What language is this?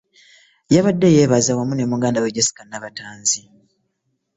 Ganda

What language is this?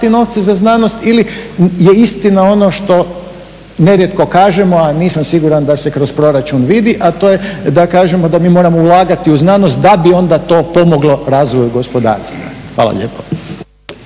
Croatian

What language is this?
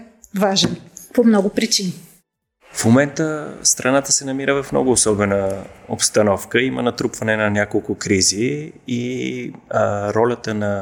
Bulgarian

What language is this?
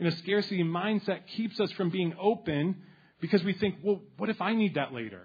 English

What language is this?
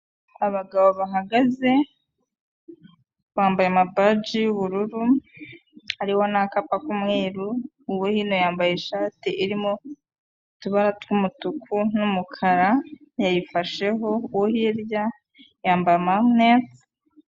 Kinyarwanda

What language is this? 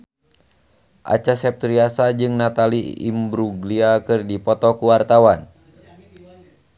Sundanese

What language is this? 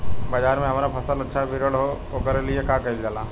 Bhojpuri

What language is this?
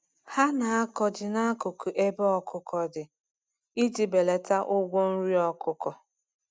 Igbo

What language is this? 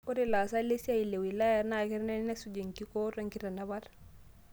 Masai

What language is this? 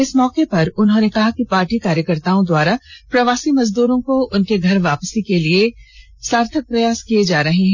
Hindi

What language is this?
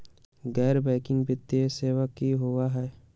Magahi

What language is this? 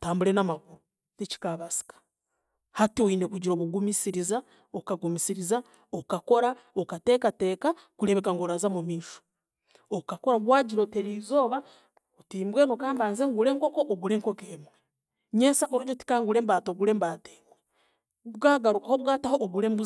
Chiga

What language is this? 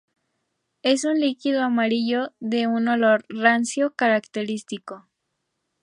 Spanish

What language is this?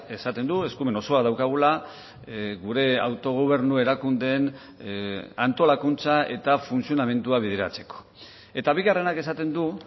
Basque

